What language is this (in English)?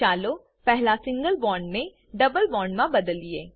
Gujarati